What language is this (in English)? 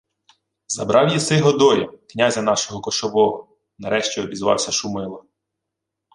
Ukrainian